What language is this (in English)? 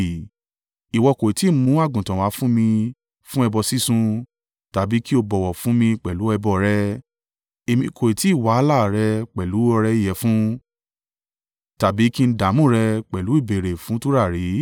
Yoruba